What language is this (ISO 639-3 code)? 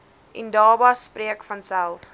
afr